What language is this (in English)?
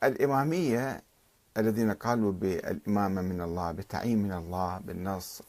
Arabic